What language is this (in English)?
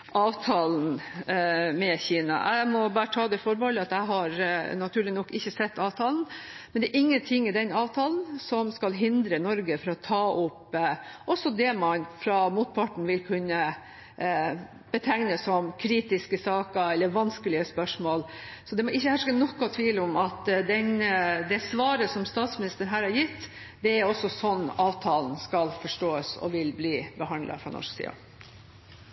Norwegian Bokmål